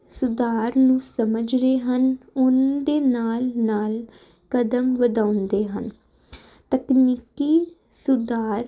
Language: Punjabi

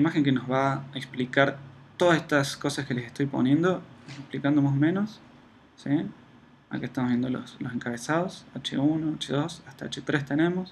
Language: Spanish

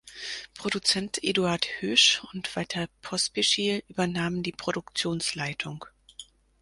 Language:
German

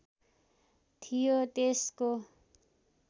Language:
Nepali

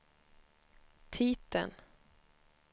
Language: Swedish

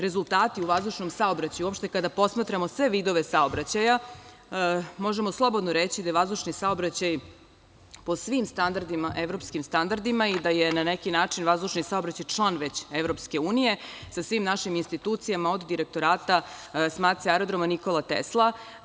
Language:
Serbian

